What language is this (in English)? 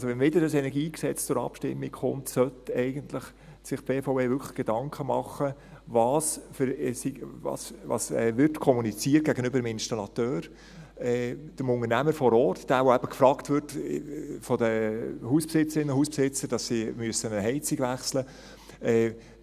Swiss German